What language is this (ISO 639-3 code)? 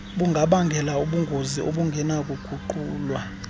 xho